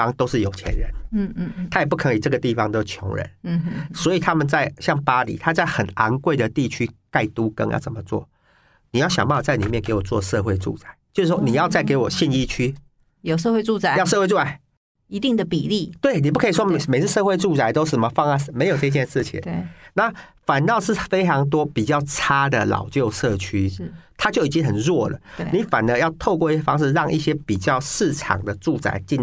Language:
Chinese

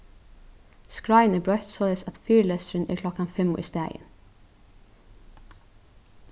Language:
Faroese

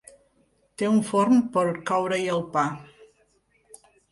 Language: Catalan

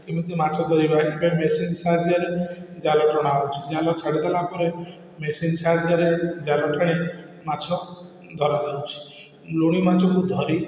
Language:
Odia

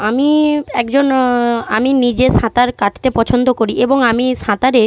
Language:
Bangla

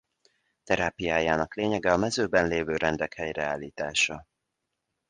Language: Hungarian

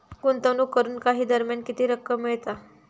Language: Marathi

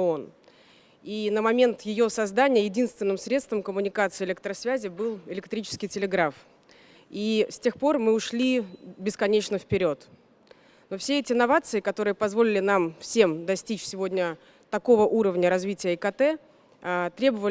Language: Russian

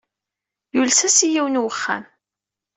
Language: Kabyle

